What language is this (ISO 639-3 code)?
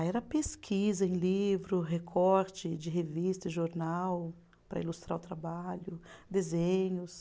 por